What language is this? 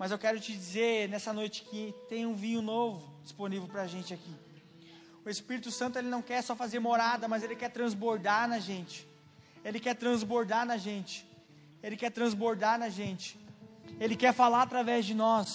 Portuguese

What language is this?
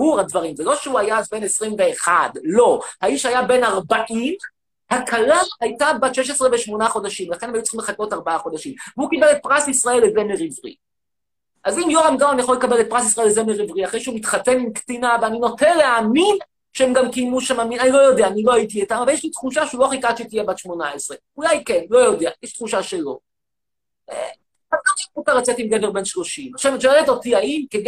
Hebrew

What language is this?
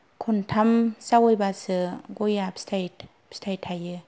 Bodo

